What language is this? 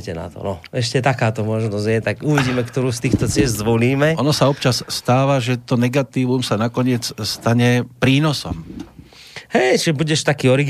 Slovak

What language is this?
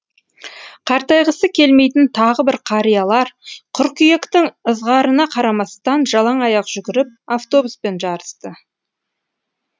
Kazakh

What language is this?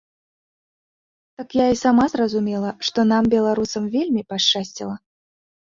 Belarusian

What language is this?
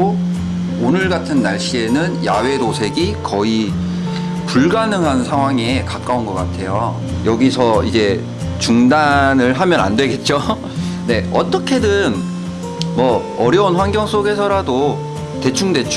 Korean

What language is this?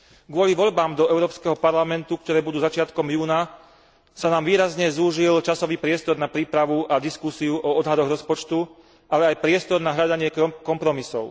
Slovak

